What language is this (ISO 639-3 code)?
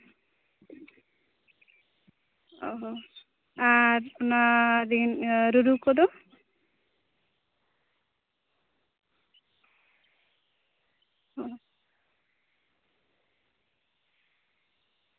sat